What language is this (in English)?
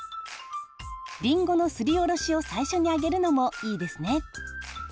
Japanese